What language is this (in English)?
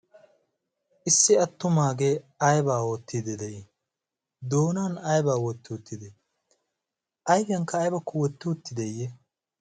Wolaytta